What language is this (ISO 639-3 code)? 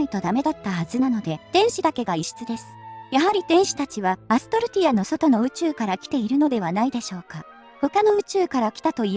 jpn